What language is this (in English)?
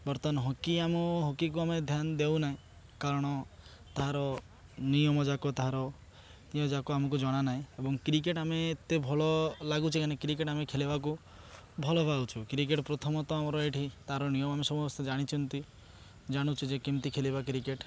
Odia